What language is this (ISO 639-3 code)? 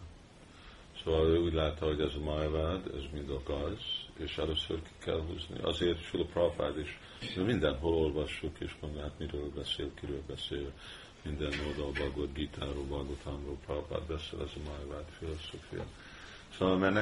hun